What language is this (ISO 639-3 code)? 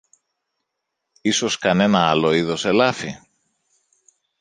ell